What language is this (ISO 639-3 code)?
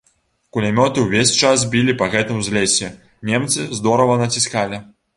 bel